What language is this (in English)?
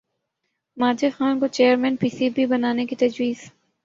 Urdu